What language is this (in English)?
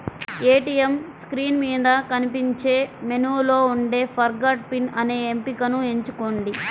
Telugu